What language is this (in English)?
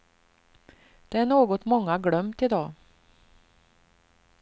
Swedish